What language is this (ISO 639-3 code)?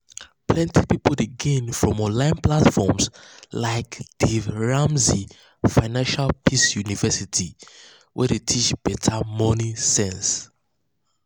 pcm